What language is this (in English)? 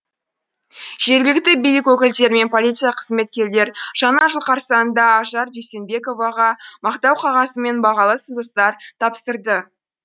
Kazakh